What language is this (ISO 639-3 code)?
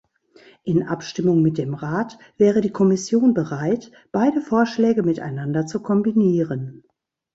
deu